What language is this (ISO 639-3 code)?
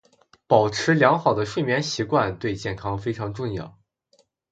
zho